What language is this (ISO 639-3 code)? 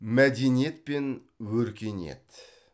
kaz